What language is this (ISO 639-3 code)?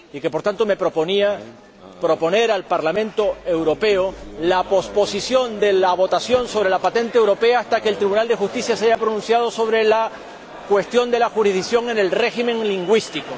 spa